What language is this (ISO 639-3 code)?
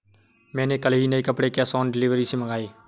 hin